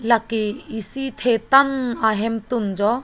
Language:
Karbi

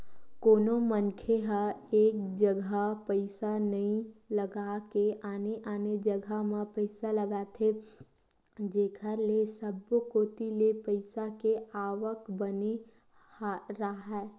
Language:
Chhattisgarhi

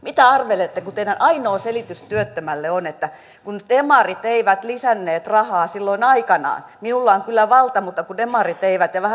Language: Finnish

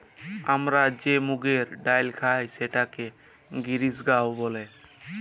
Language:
Bangla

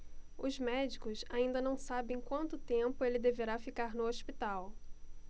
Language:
Portuguese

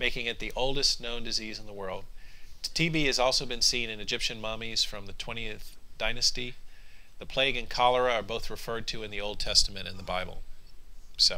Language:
English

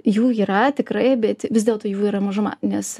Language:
Lithuanian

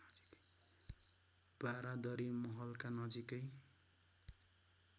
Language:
Nepali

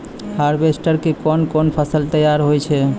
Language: Maithili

